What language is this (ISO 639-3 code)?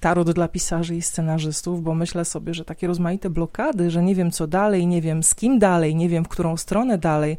pol